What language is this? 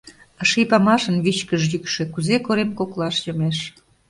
Mari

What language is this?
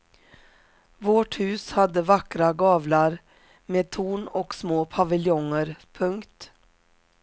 Swedish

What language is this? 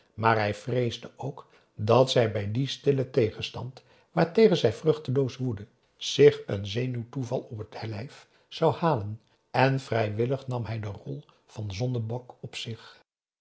Dutch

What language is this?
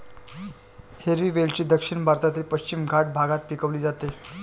Marathi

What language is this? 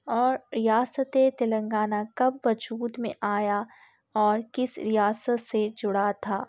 Urdu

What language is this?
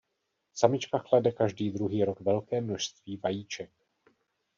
Czech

